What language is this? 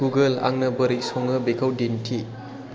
Bodo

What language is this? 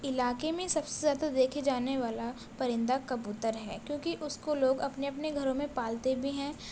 Urdu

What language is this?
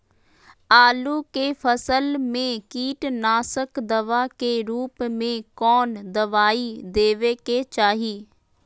Magahi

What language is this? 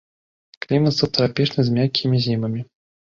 Belarusian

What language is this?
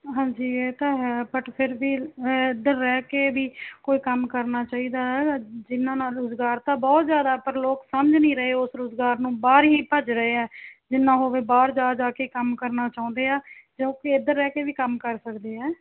Punjabi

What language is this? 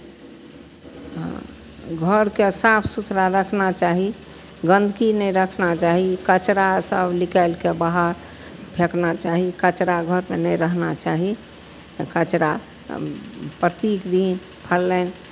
Maithili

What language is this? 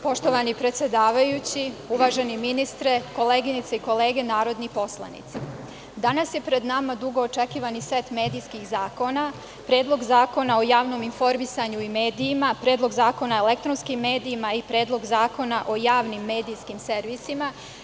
Serbian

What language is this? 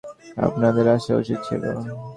Bangla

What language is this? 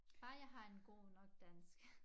Danish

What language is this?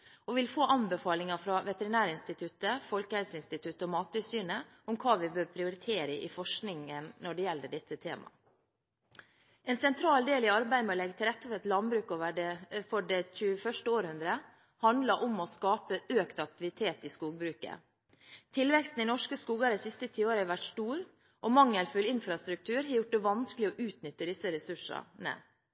Norwegian Bokmål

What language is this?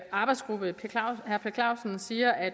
Danish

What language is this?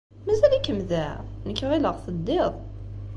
Kabyle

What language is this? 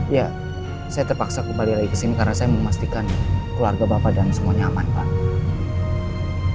Indonesian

